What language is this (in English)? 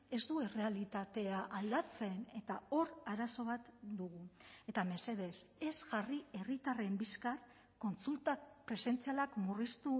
Basque